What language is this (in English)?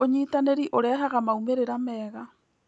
Kikuyu